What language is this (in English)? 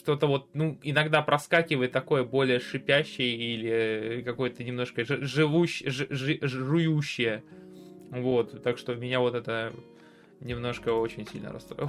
Russian